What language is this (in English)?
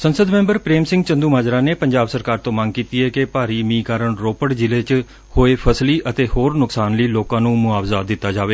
Punjabi